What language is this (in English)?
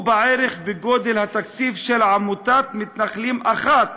Hebrew